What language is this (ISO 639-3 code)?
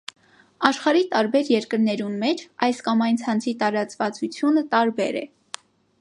hye